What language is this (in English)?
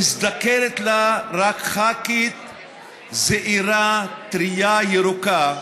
Hebrew